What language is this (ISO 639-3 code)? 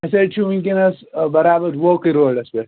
kas